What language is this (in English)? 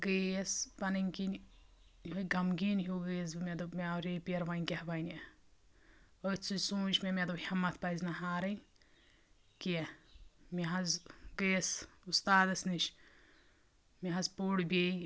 Kashmiri